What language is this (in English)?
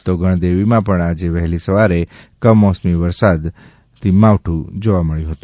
Gujarati